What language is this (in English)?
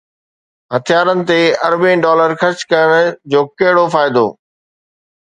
Sindhi